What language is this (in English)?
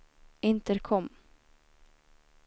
Swedish